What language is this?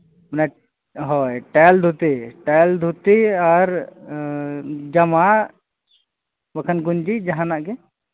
Santali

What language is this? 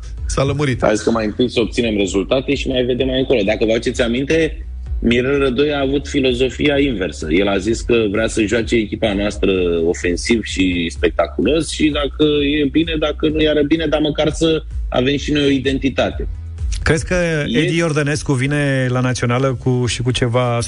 Romanian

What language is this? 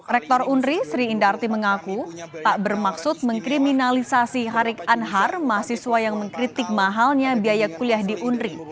Indonesian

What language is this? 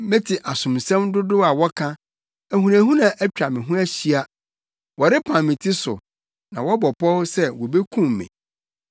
Akan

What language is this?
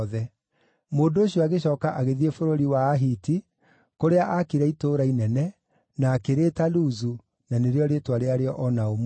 Kikuyu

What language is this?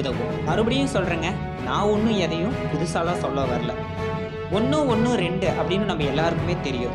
Tamil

